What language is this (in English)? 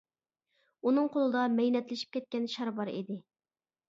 Uyghur